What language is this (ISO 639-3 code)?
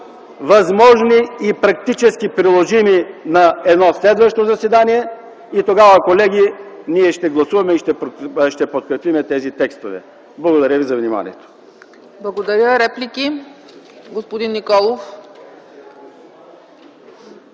bul